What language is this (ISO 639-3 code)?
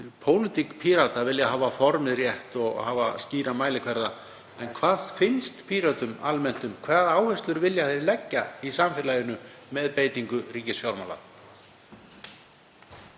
isl